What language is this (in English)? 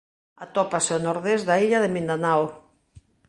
Galician